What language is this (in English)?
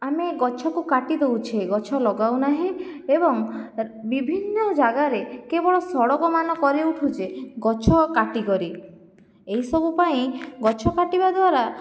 Odia